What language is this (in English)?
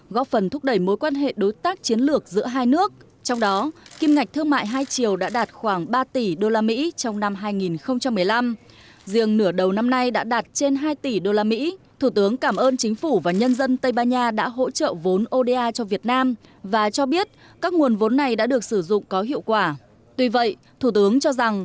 Vietnamese